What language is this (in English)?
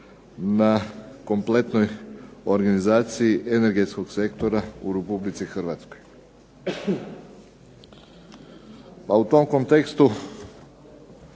Croatian